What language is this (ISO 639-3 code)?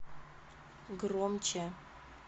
rus